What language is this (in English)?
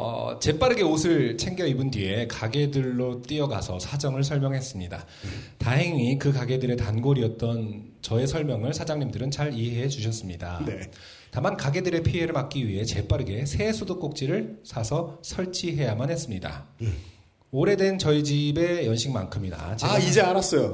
Korean